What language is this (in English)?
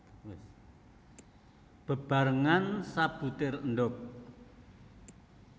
Javanese